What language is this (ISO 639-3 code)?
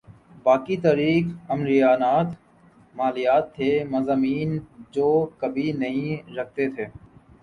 urd